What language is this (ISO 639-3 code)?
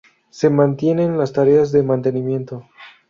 spa